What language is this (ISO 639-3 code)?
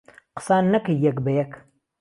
ckb